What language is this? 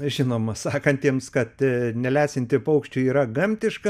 Lithuanian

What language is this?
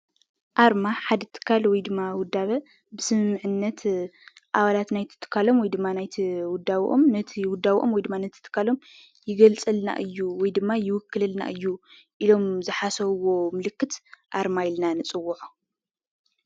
Tigrinya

